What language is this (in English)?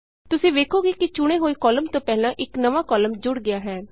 Punjabi